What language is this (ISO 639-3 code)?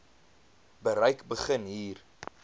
afr